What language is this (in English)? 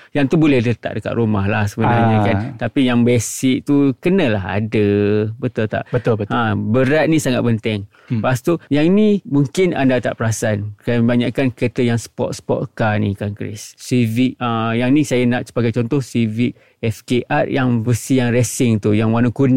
Malay